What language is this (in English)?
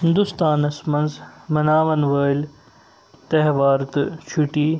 Kashmiri